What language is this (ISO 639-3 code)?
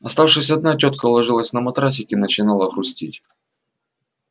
rus